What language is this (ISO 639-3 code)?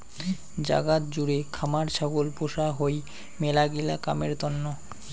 ben